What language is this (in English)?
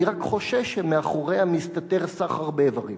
Hebrew